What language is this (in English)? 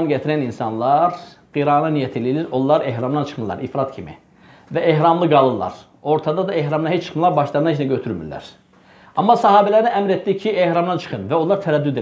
Turkish